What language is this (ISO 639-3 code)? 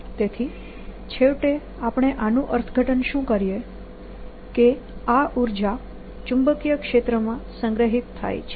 guj